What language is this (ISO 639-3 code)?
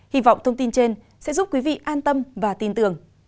vie